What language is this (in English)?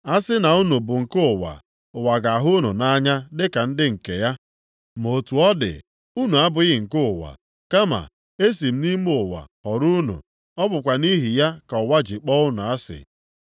Igbo